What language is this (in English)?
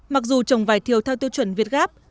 Vietnamese